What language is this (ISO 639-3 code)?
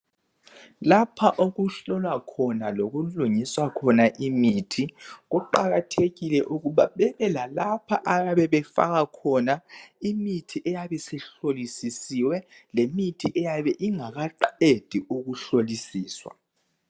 nde